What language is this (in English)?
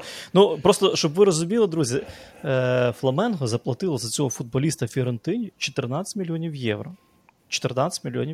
Ukrainian